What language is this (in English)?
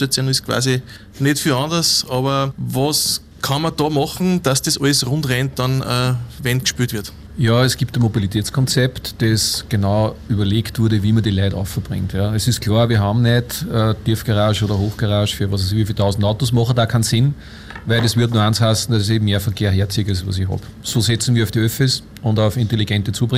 German